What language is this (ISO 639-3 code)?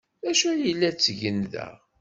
kab